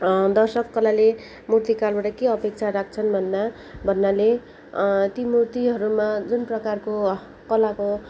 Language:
Nepali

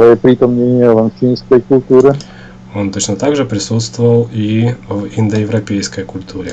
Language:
Russian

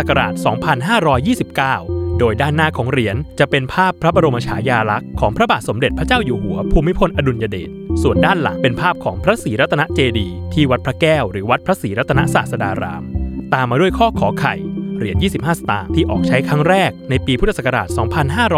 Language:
Thai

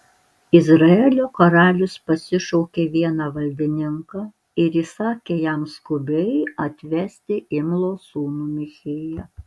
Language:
Lithuanian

